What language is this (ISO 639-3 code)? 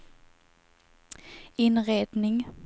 swe